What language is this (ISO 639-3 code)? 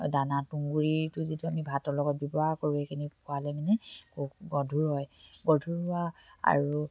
asm